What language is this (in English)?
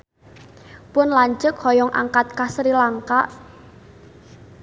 Sundanese